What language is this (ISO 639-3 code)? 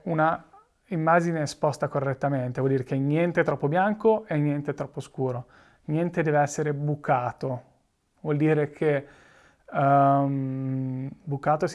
ita